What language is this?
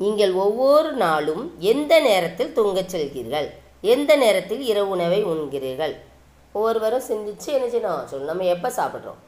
Tamil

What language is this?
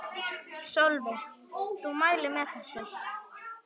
Icelandic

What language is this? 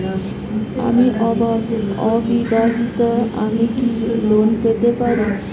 Bangla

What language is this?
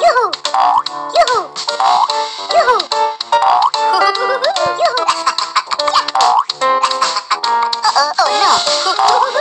English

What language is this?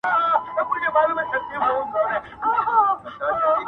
Pashto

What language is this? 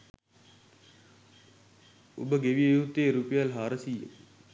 Sinhala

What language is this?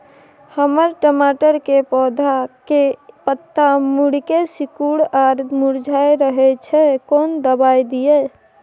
Maithili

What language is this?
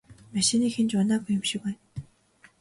Mongolian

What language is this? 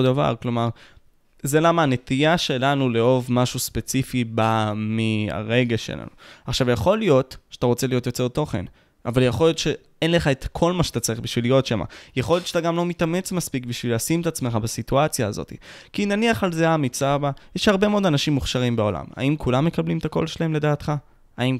Hebrew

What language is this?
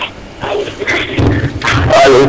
Serer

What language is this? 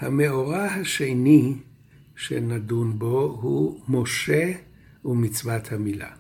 Hebrew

